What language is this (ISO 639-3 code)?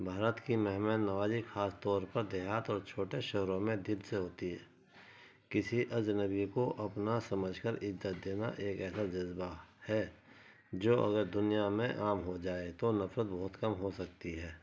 urd